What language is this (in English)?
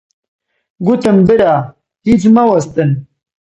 Central Kurdish